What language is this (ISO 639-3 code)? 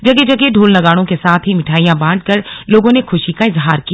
hin